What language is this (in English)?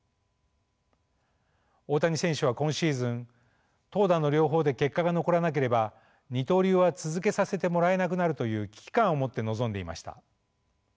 Japanese